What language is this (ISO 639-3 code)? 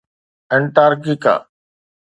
snd